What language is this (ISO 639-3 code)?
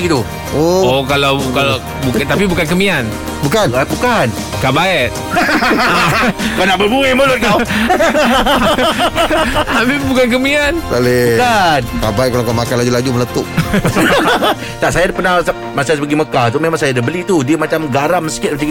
msa